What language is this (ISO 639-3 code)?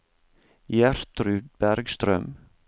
nor